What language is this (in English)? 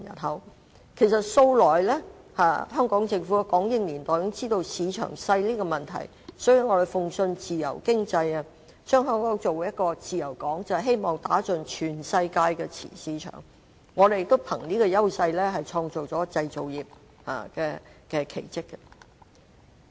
Cantonese